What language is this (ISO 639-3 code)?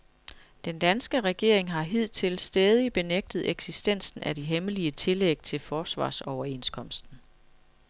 dan